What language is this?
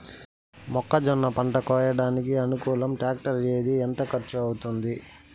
Telugu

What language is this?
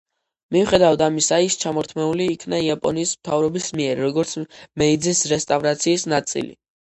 Georgian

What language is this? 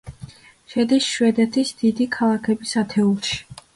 Georgian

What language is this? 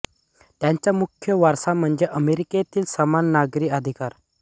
Marathi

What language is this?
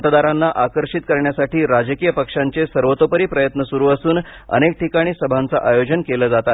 Marathi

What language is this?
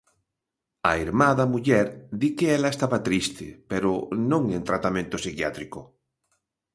Galician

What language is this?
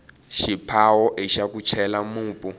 Tsonga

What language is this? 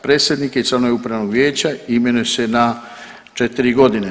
Croatian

